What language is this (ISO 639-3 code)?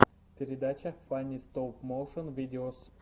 rus